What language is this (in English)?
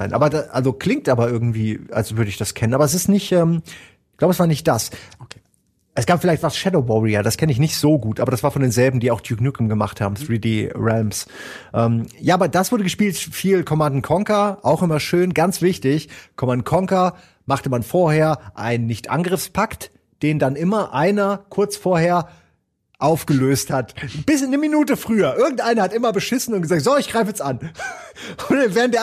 German